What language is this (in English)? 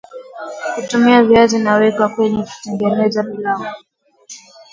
Swahili